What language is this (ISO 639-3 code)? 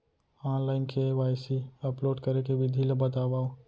hne